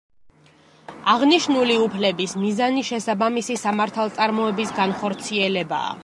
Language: Georgian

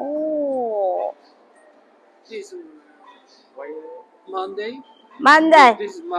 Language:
Vietnamese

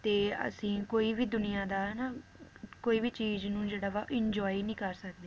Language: Punjabi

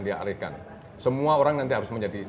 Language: Indonesian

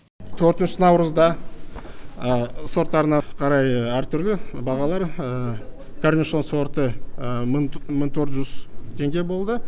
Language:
Kazakh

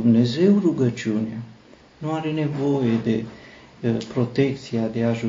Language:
Romanian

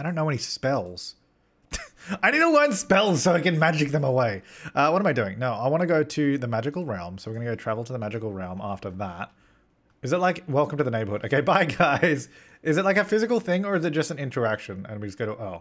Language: English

